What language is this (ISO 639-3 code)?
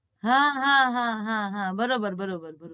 guj